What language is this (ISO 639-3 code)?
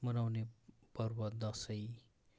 nep